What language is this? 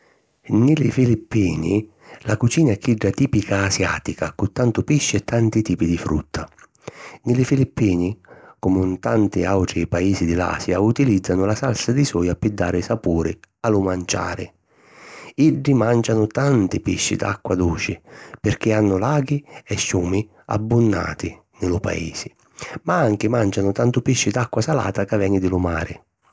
Sicilian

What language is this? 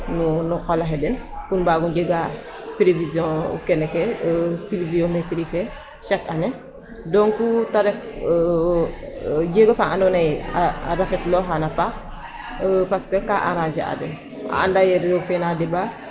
Serer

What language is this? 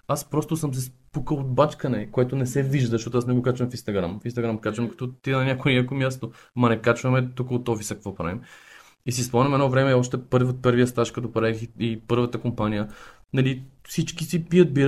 Bulgarian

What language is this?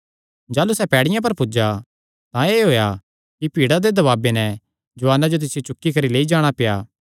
Kangri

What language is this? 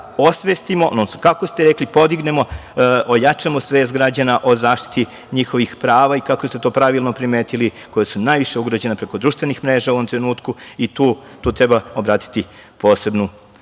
Serbian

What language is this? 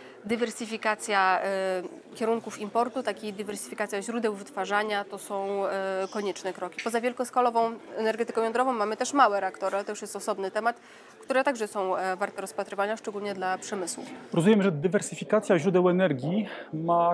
Polish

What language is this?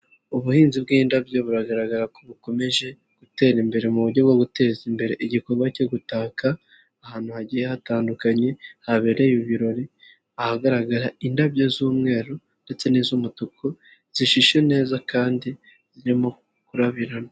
Kinyarwanda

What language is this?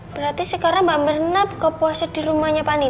Indonesian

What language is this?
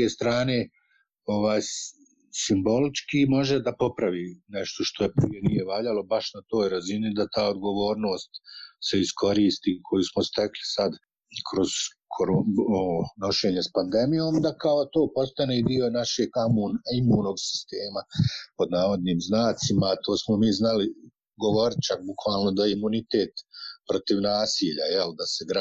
Croatian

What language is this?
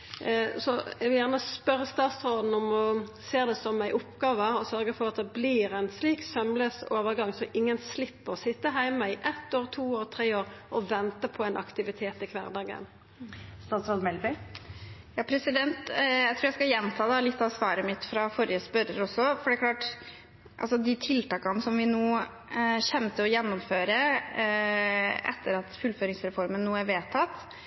Norwegian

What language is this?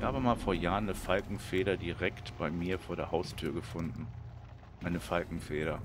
German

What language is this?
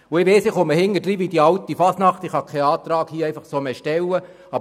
Swiss German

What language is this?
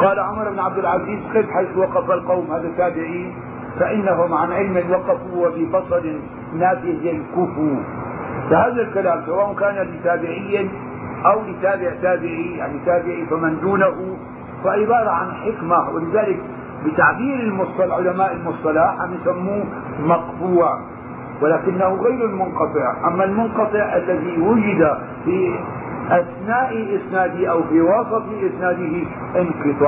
Arabic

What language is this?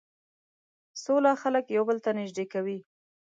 Pashto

